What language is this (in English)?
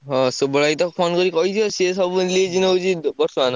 Odia